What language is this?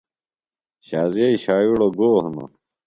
Phalura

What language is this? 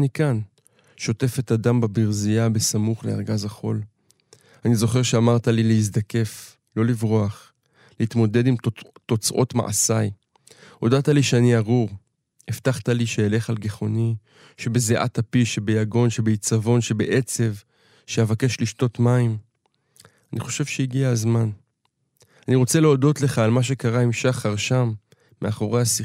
Hebrew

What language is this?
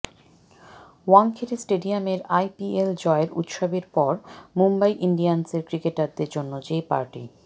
Bangla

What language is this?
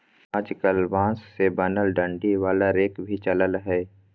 Magahi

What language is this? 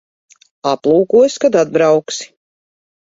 Latvian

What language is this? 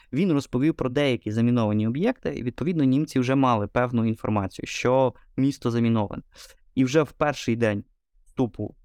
Ukrainian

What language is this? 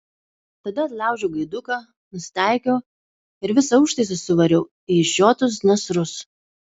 Lithuanian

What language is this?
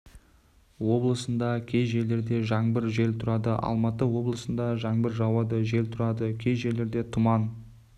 Kazakh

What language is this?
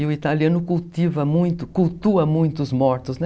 Portuguese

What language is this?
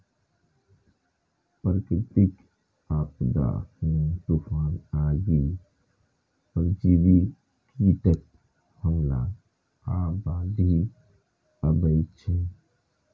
Maithili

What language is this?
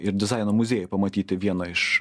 Lithuanian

